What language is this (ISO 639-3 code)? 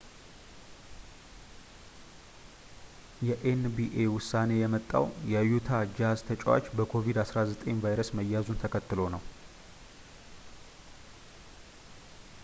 amh